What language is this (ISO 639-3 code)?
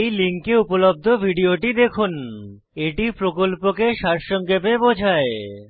ben